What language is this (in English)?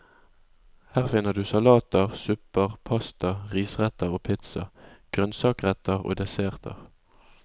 Norwegian